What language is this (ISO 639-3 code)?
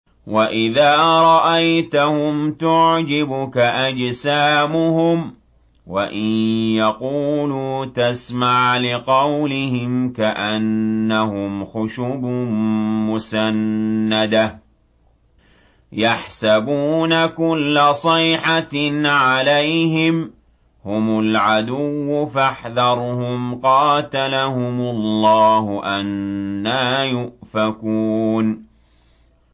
ara